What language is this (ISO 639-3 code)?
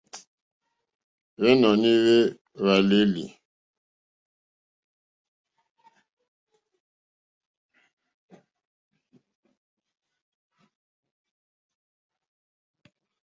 bri